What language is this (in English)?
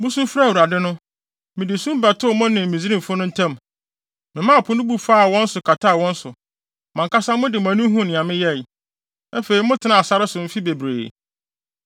Akan